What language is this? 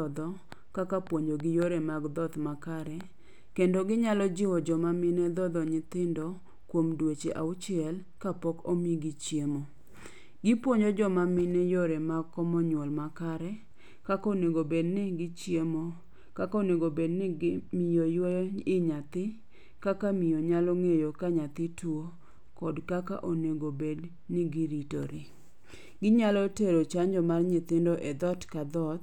Luo (Kenya and Tanzania)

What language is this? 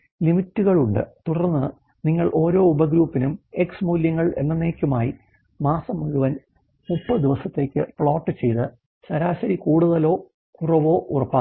Malayalam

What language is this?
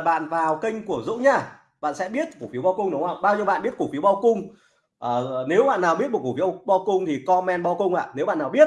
Vietnamese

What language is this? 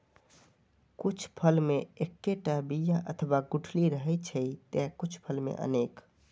Maithili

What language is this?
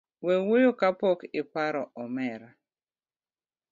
Luo (Kenya and Tanzania)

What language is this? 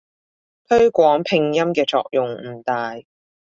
Cantonese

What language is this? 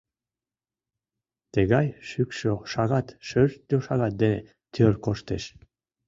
Mari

